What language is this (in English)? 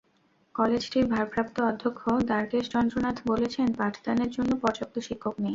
Bangla